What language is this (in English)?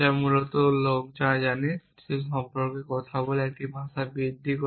Bangla